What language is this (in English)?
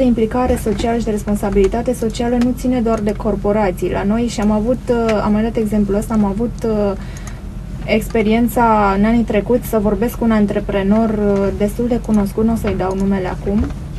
Romanian